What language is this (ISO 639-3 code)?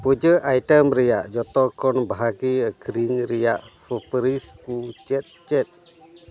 sat